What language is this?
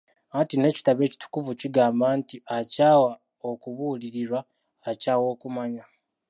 Ganda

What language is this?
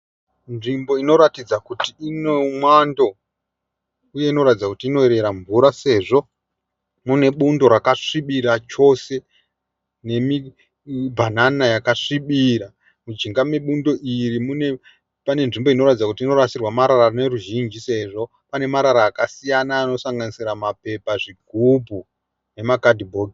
Shona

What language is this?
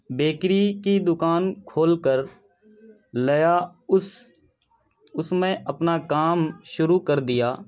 Urdu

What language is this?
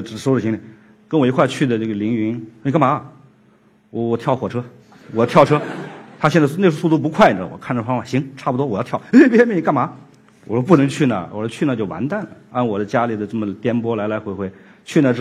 Chinese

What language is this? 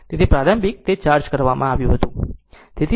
Gujarati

